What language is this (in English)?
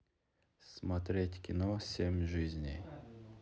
Russian